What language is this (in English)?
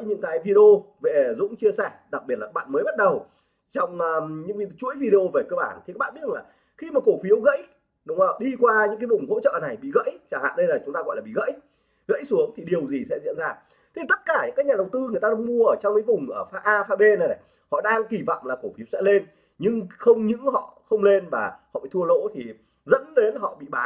Vietnamese